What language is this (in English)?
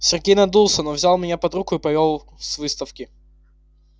Russian